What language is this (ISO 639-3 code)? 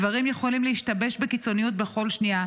heb